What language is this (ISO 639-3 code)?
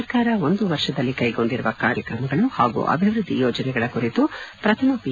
kan